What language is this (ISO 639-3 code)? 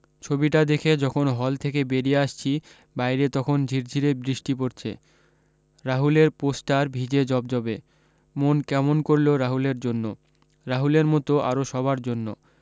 ben